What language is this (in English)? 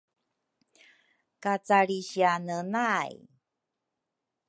Rukai